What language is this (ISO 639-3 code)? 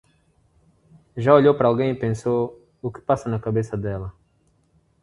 por